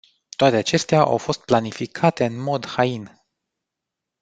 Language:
Romanian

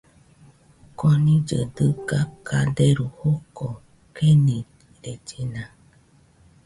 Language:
Nüpode Huitoto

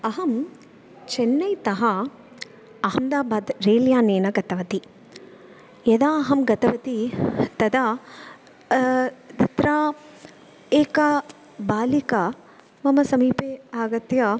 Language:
Sanskrit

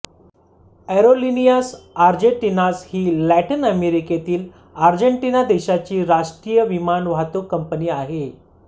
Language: Marathi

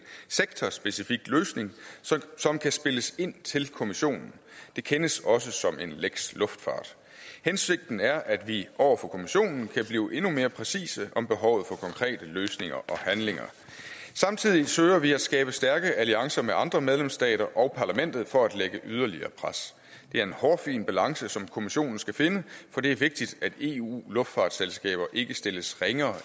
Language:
Danish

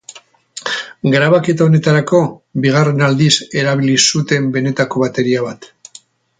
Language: Basque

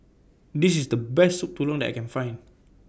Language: English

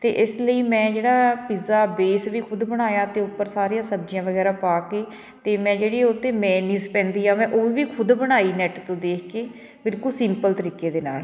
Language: Punjabi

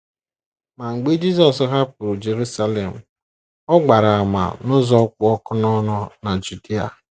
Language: Igbo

